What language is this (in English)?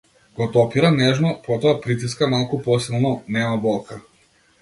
Macedonian